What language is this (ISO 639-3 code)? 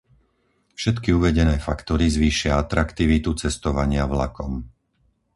slk